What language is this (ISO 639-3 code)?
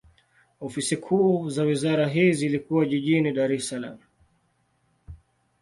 swa